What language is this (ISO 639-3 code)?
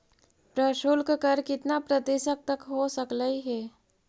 mag